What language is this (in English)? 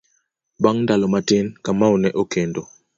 Luo (Kenya and Tanzania)